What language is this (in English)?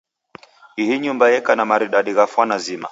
Taita